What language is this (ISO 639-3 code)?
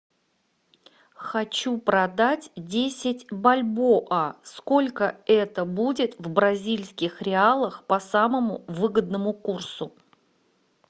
rus